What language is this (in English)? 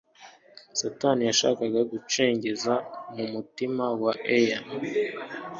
Kinyarwanda